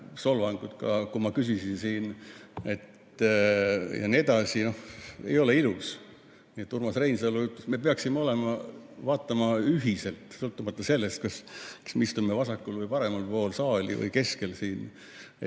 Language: Estonian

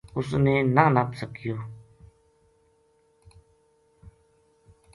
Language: Gujari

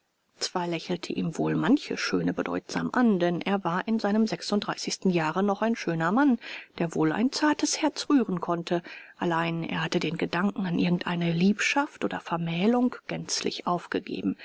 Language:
German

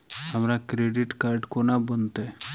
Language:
Maithili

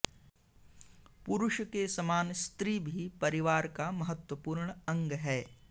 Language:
Sanskrit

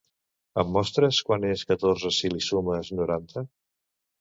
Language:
Catalan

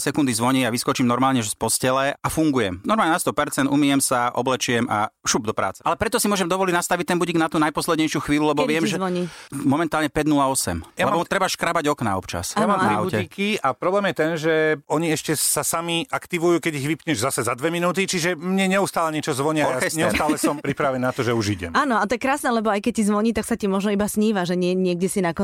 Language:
Slovak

